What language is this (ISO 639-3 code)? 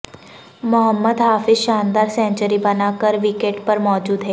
urd